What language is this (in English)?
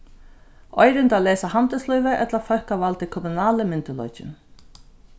Faroese